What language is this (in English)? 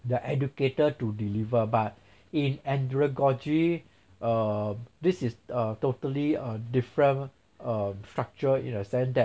English